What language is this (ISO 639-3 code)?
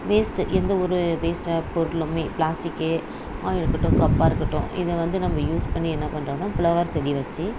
tam